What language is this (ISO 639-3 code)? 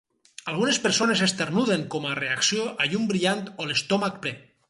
cat